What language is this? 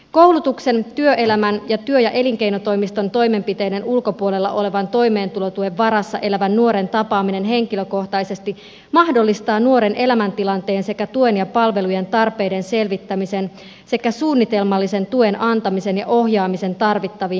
Finnish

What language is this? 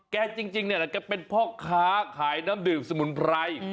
Thai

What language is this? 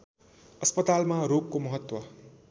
Nepali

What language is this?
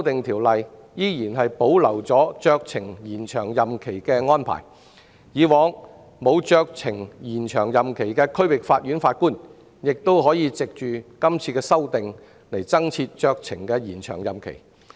Cantonese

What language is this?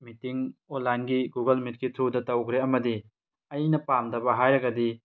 Manipuri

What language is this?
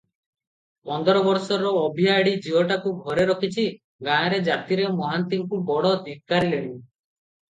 Odia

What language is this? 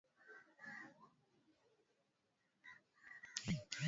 Swahili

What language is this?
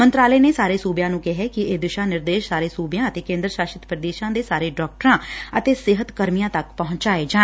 Punjabi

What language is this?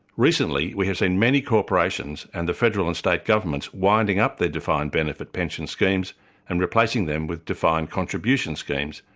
English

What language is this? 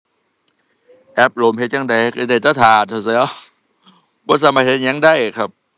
Thai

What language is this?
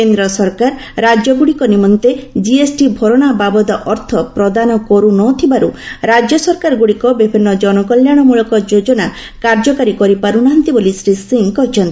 Odia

